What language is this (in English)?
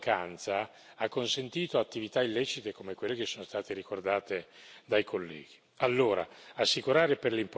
Italian